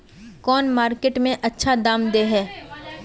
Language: Magahi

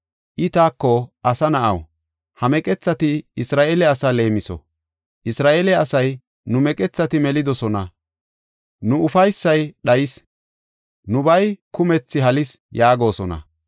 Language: Gofa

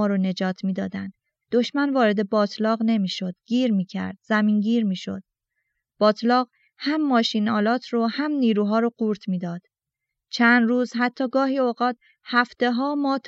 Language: Persian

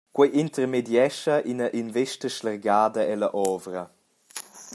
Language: Romansh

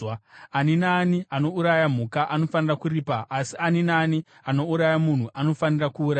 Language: Shona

